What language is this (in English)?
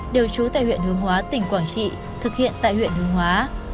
Vietnamese